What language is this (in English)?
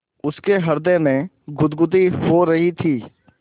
Hindi